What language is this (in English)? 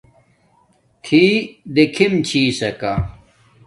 Domaaki